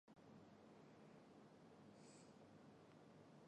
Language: Chinese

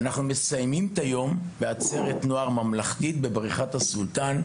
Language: Hebrew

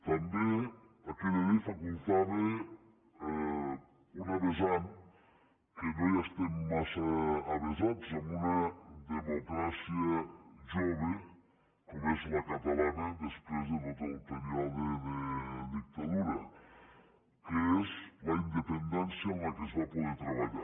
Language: Catalan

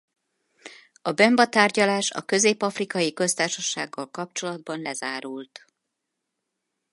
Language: Hungarian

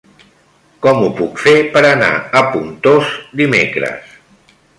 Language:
Catalan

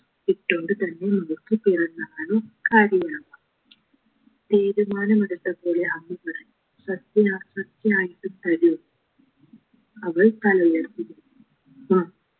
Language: Malayalam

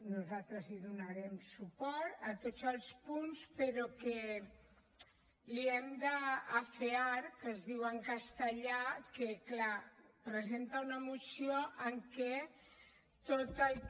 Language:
Catalan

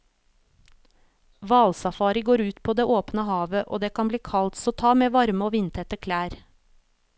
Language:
Norwegian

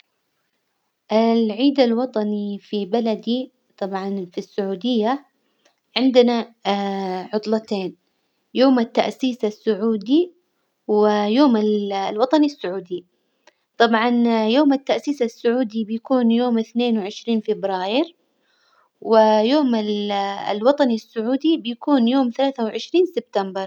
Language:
Hijazi Arabic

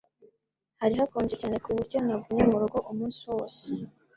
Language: Kinyarwanda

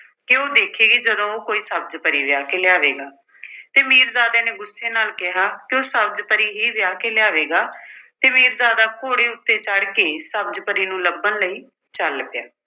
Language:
Punjabi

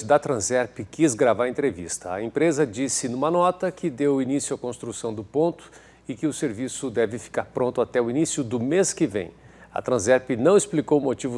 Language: Portuguese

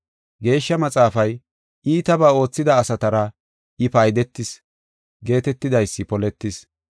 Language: Gofa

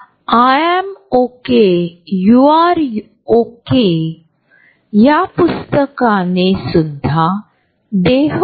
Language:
Marathi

